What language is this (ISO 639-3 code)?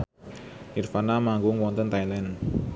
jav